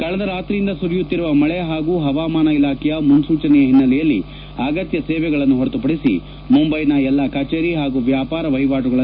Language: Kannada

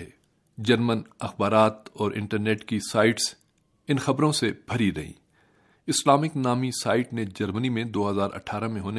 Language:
Urdu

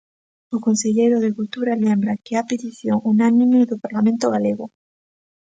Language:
Galician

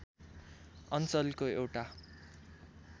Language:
Nepali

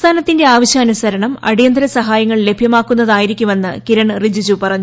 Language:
Malayalam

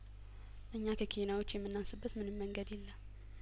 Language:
Amharic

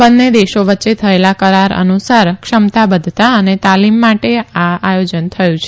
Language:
Gujarati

